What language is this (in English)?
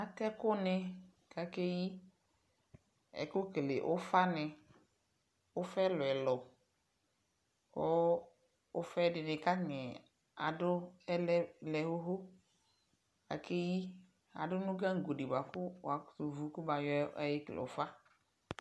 Ikposo